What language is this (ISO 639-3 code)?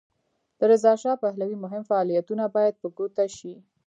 pus